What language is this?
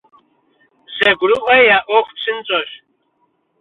Kabardian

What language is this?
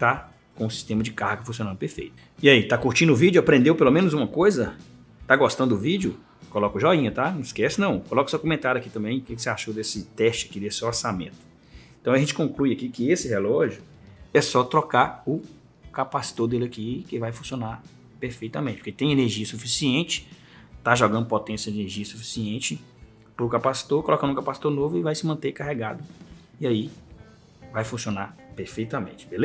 Portuguese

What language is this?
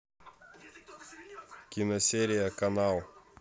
Russian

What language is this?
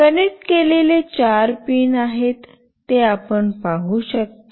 Marathi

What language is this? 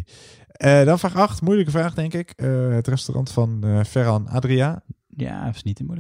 Dutch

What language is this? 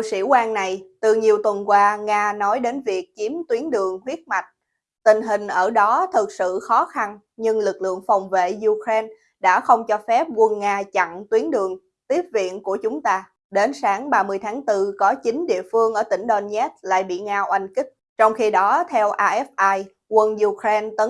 Vietnamese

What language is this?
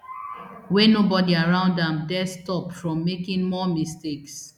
Nigerian Pidgin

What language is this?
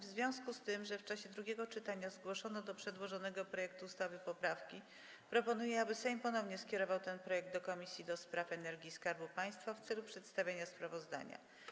Polish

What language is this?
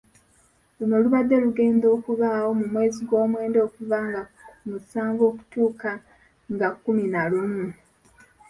Ganda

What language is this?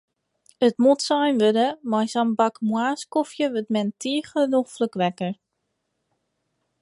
Western Frisian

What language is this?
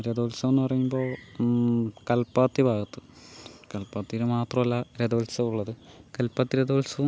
Malayalam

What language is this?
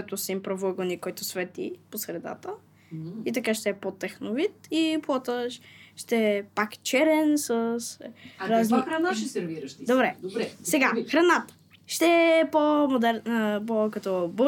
Bulgarian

